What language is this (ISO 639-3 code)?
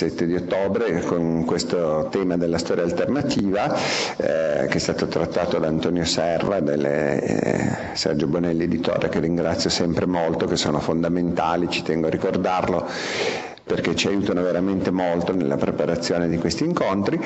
ita